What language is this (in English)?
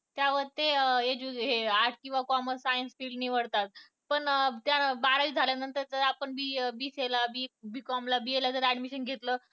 Marathi